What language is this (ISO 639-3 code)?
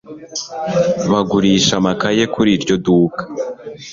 kin